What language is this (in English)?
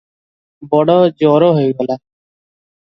Odia